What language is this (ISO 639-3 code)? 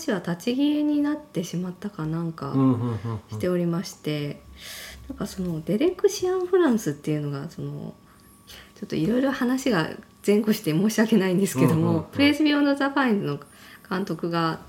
jpn